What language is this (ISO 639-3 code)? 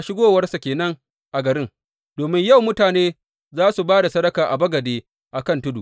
hau